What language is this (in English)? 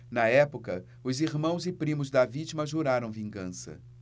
Portuguese